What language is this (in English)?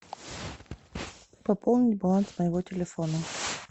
Russian